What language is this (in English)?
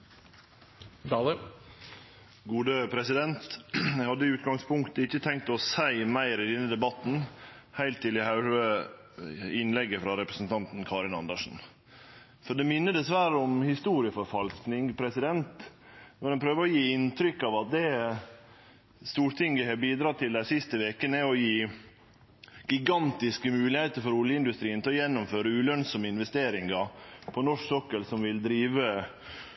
Norwegian